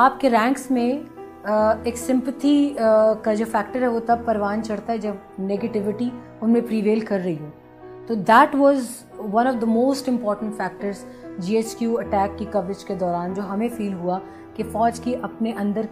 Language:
Urdu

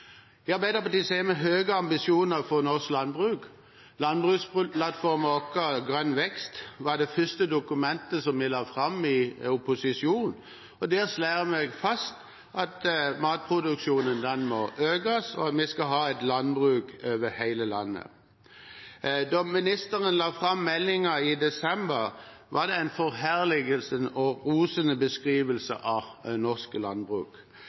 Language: Norwegian Bokmål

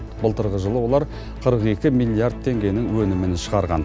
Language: Kazakh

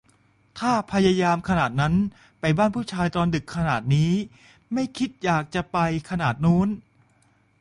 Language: Thai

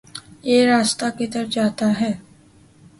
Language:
Urdu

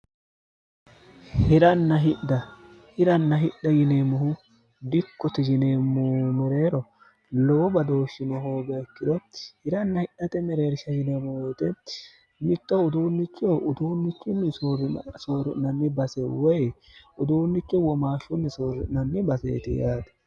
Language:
Sidamo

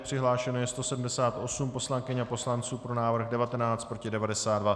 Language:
Czech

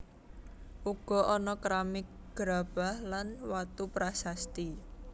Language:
Javanese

